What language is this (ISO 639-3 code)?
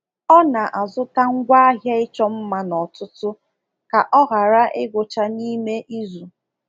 ibo